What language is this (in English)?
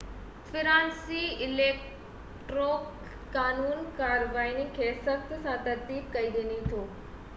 Sindhi